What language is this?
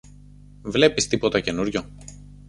Greek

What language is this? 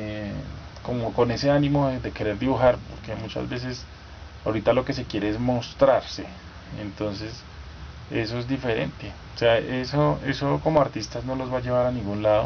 Spanish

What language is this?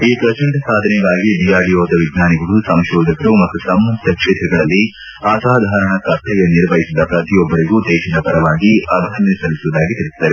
Kannada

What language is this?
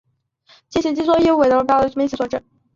Chinese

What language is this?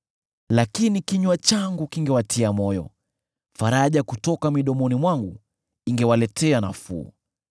Swahili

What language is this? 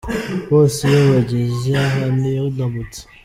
Kinyarwanda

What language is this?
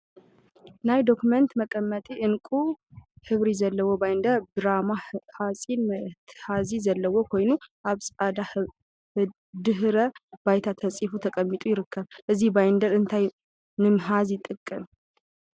Tigrinya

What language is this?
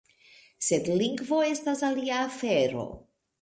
Esperanto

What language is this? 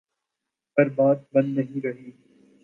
Urdu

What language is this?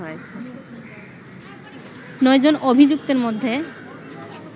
Bangla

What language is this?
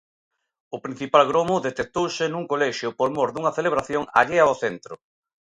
Galician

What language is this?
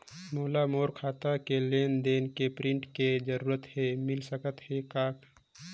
Chhattisgarhi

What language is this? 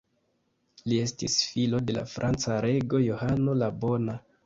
Esperanto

